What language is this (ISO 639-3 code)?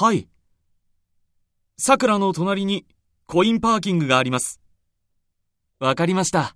jpn